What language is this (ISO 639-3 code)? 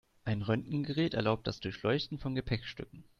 deu